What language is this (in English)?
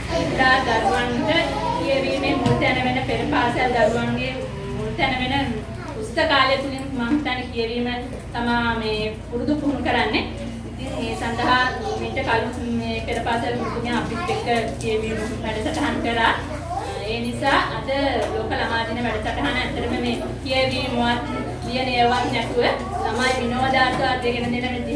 Sinhala